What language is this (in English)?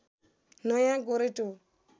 Nepali